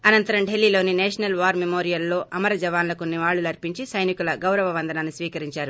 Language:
Telugu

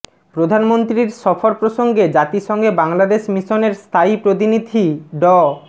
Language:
Bangla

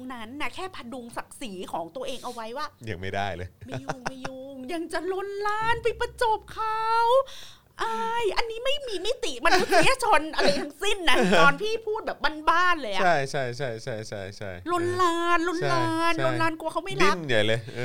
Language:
Thai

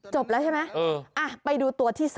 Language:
Thai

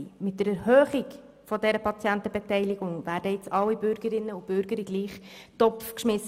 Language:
Swiss German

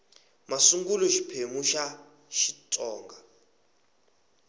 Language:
Tsonga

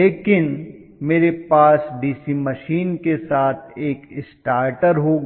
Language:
Hindi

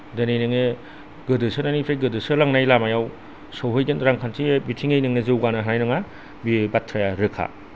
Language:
Bodo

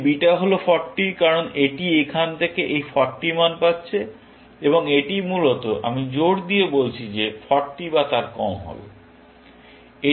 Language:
Bangla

